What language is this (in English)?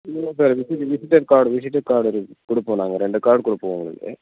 Tamil